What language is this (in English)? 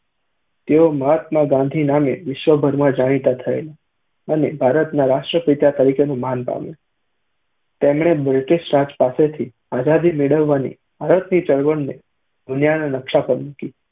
Gujarati